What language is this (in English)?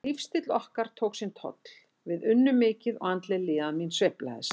Icelandic